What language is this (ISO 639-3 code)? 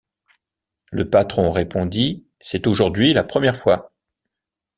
fra